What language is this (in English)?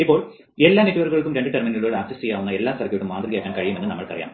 Malayalam